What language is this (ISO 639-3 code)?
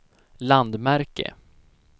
swe